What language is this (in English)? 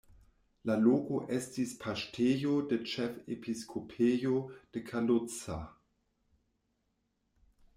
Esperanto